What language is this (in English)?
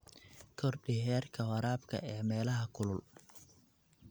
Somali